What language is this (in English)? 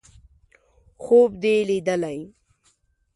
Pashto